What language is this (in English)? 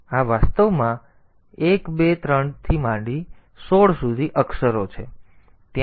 Gujarati